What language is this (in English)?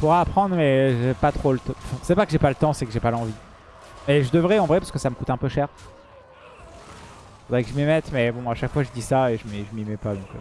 French